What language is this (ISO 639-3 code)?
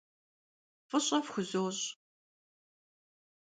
kbd